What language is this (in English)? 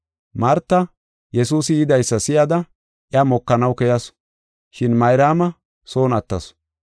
Gofa